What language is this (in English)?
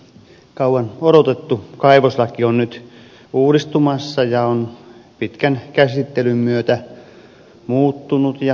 Finnish